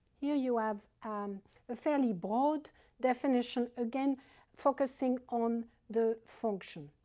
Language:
English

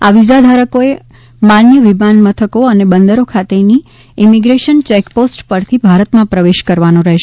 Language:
Gujarati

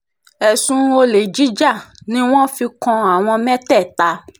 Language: Yoruba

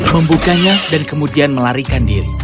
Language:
Indonesian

